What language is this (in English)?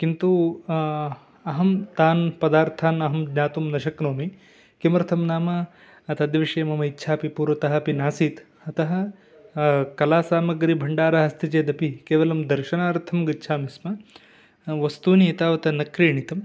Sanskrit